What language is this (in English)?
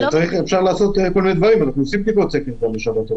Hebrew